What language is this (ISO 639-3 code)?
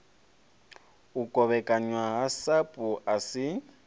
ven